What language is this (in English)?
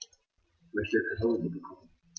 German